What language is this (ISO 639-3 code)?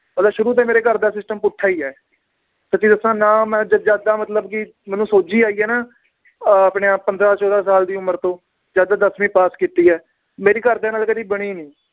pan